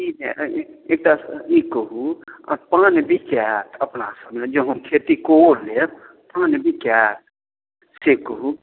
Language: Maithili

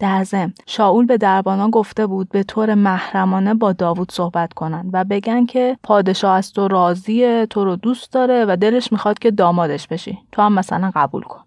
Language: Persian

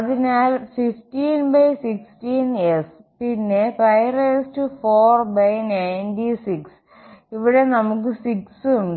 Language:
Malayalam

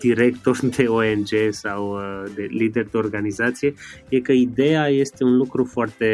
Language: Romanian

